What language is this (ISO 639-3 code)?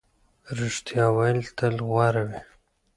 pus